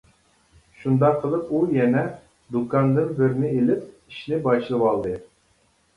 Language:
Uyghur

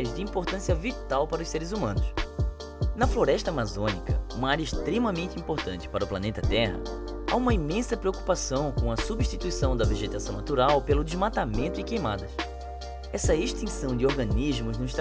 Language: Portuguese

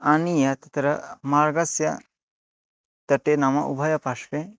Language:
Sanskrit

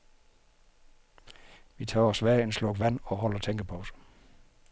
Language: Danish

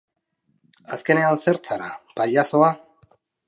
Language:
Basque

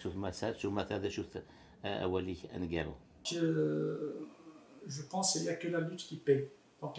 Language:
French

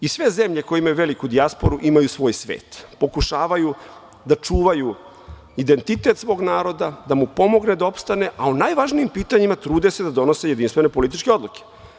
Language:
Serbian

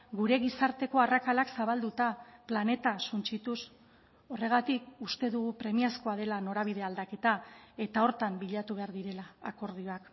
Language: Basque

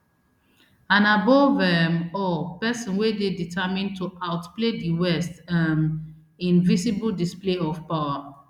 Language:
Nigerian Pidgin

